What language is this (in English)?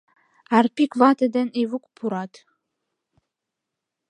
Mari